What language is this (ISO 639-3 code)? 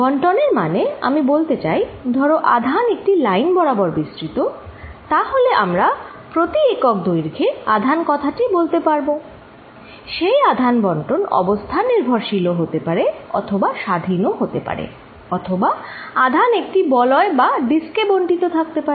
ben